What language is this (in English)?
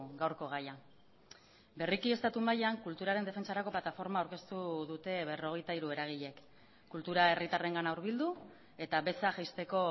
Basque